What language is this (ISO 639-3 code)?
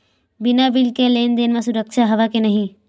hne